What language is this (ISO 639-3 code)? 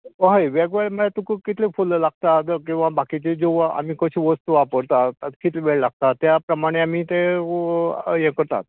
kok